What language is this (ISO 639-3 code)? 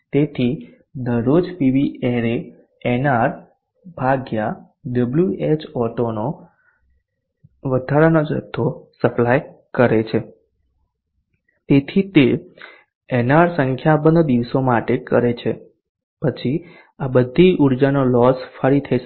guj